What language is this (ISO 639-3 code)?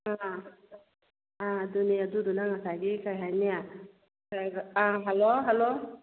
mni